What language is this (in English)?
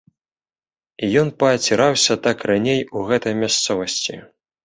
Belarusian